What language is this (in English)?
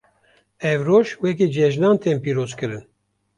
Kurdish